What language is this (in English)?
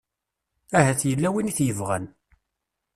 Kabyle